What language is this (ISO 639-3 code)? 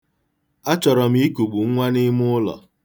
ibo